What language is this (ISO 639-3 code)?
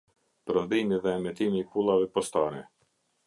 sqi